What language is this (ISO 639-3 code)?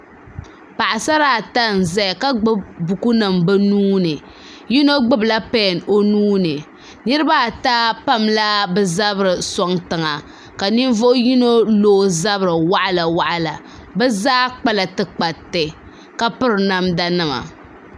dag